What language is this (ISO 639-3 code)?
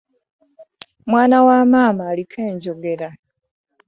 lug